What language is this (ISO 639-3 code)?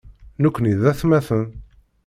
kab